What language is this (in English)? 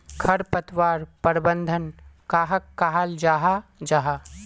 Magahi